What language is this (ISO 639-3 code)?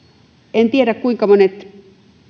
fin